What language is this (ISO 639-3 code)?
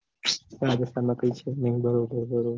guj